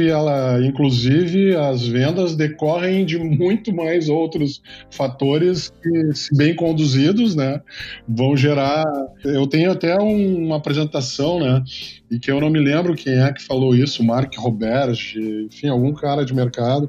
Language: Portuguese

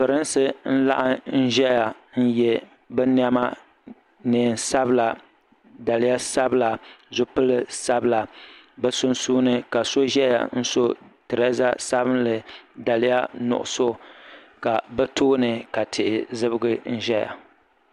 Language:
Dagbani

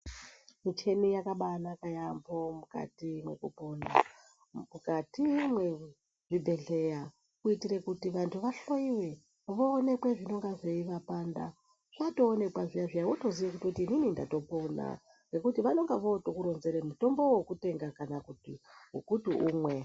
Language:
Ndau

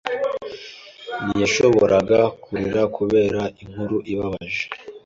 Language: Kinyarwanda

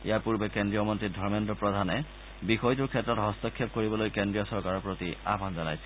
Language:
Assamese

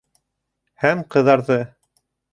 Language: Bashkir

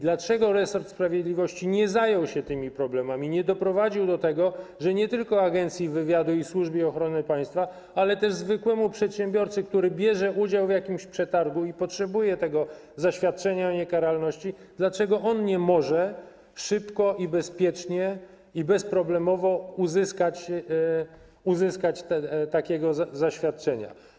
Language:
Polish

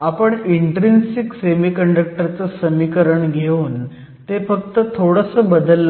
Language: Marathi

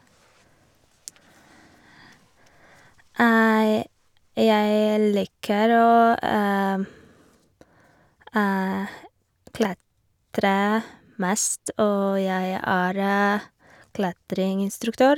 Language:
Norwegian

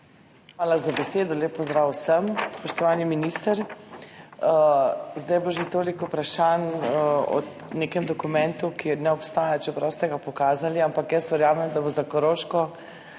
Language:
Slovenian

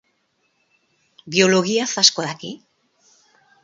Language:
Basque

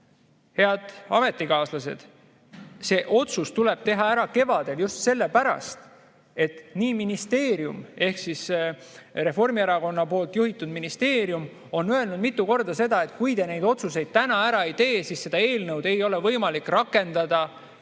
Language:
Estonian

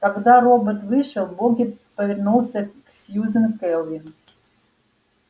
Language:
Russian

